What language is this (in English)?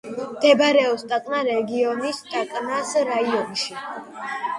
Georgian